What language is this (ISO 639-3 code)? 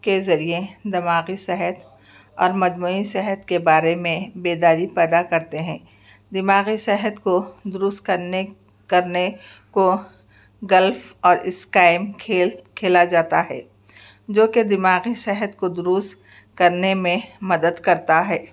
urd